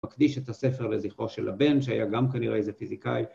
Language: Hebrew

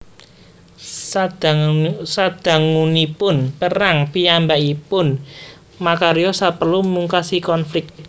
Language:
Javanese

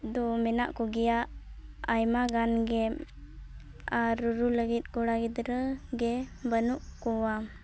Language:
Santali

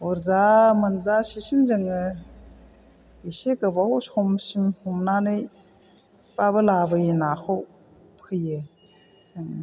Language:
Bodo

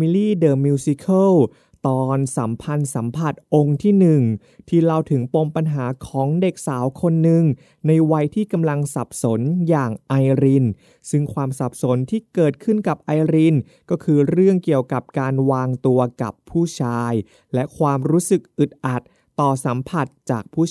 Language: Thai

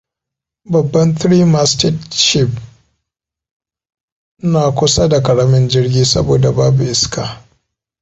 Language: Hausa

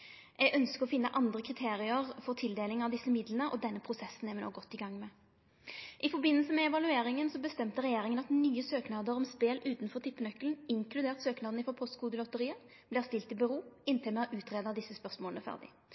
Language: Norwegian Nynorsk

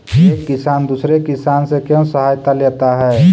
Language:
Magahi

